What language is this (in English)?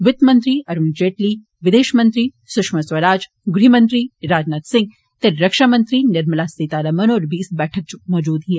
Dogri